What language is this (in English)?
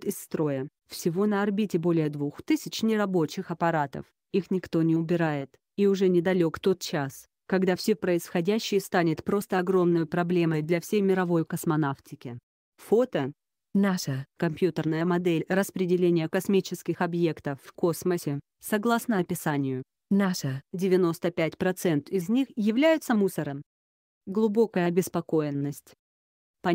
Russian